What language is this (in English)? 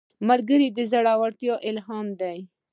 Pashto